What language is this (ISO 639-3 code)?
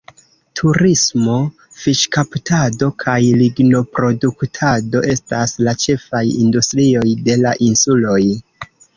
epo